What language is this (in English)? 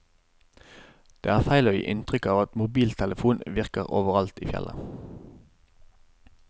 Norwegian